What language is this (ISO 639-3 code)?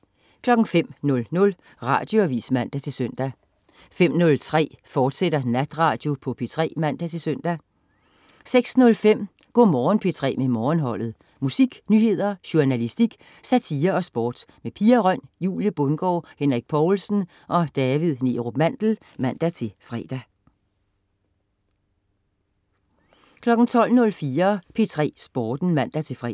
dan